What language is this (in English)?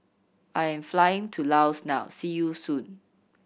English